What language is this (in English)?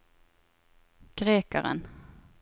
Norwegian